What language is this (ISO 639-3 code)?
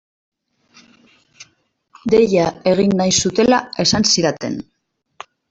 eus